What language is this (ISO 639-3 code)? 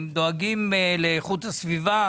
heb